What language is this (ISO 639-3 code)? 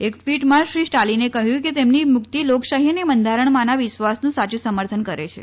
guj